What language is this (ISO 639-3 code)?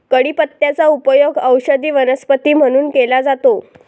mar